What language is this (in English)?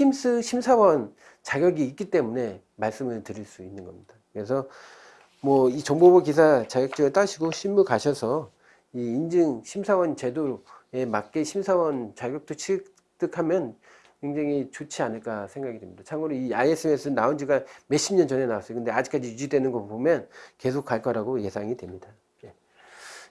Korean